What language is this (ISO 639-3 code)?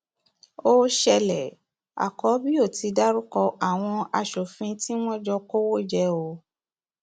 yor